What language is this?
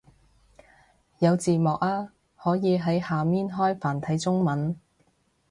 Cantonese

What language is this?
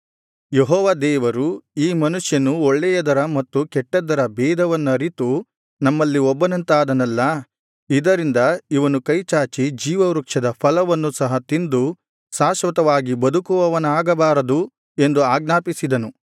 Kannada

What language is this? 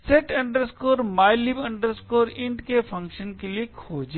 Hindi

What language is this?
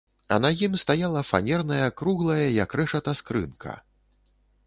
Belarusian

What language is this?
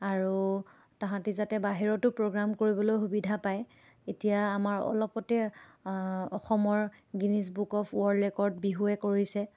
Assamese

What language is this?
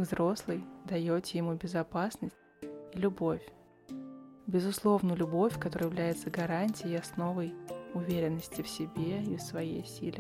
Russian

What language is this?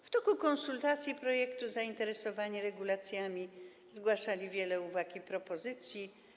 Polish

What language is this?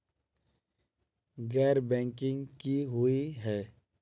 Magahi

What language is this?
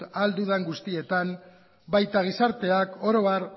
Basque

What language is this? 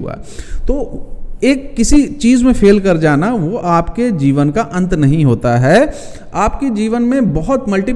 Hindi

